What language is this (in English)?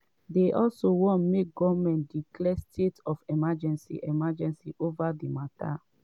Nigerian Pidgin